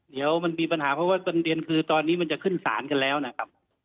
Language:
Thai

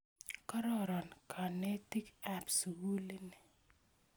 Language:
Kalenjin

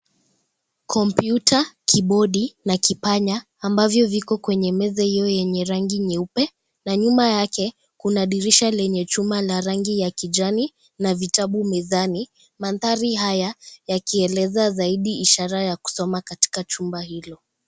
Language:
Swahili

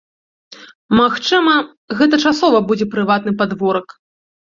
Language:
Belarusian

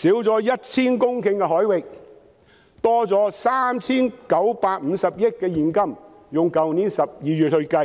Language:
Cantonese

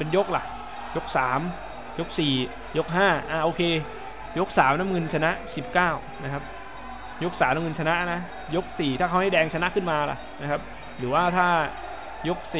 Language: Thai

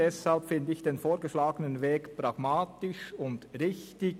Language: Swiss German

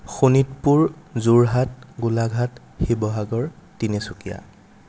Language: Assamese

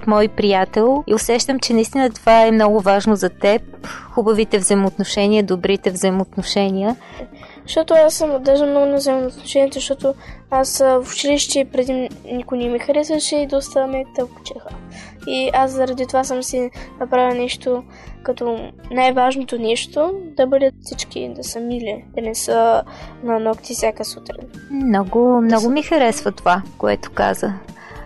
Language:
Bulgarian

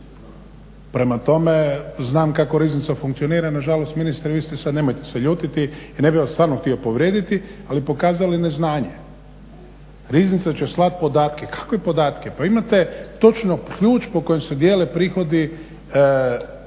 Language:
Croatian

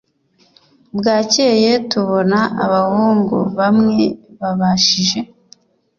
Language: Kinyarwanda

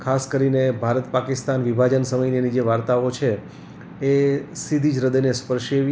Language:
Gujarati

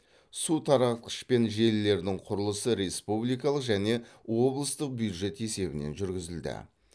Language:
Kazakh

